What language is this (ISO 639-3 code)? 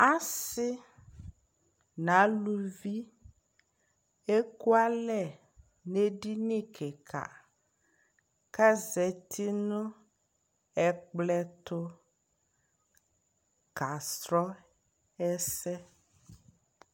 kpo